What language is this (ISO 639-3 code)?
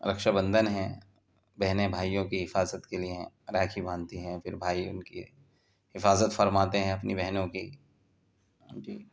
urd